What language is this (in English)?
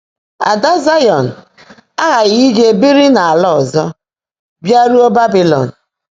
Igbo